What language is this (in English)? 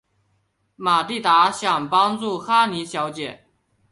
Chinese